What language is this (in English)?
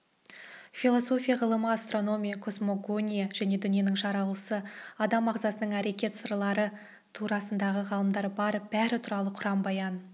Kazakh